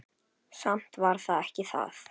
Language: Icelandic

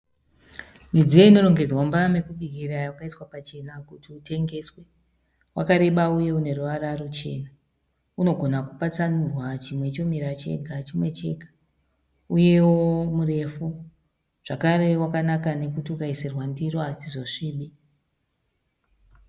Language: Shona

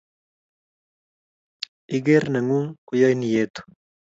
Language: Kalenjin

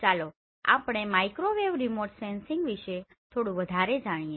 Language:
Gujarati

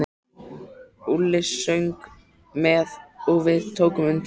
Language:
Icelandic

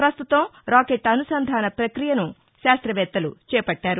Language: Telugu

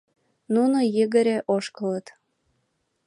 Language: Mari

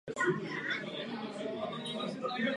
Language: Czech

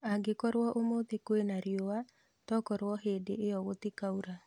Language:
Kikuyu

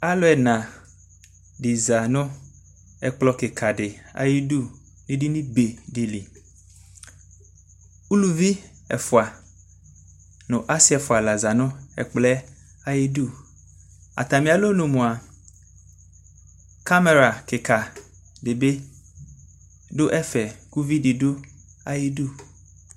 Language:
Ikposo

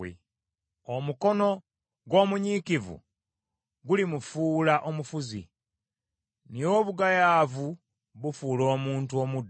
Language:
Ganda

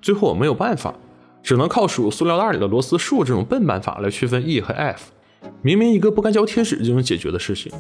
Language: Chinese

